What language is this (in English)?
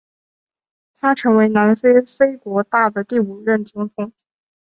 Chinese